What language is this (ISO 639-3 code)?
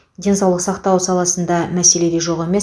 kaz